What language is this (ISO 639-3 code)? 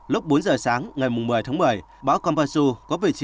vie